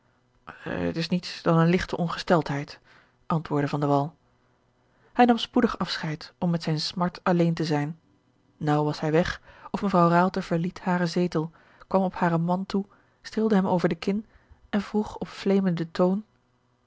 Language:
Dutch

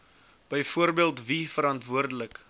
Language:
Afrikaans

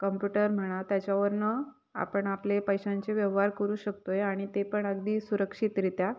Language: Marathi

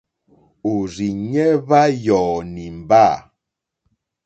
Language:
Mokpwe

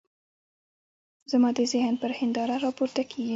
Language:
Pashto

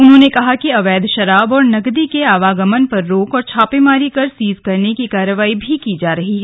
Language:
Hindi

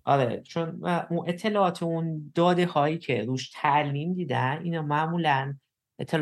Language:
Persian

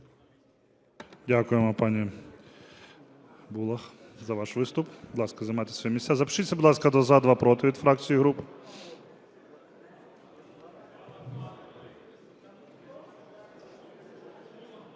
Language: Ukrainian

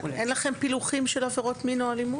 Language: Hebrew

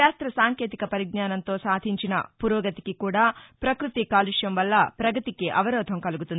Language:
Telugu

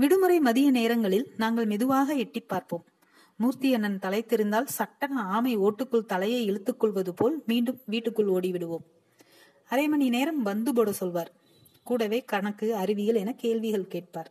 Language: Tamil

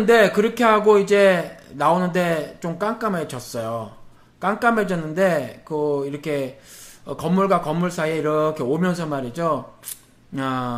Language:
Korean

